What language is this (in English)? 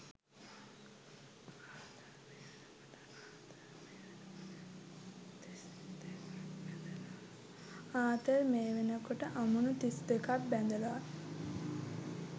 Sinhala